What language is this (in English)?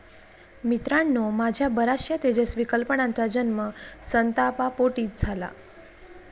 Marathi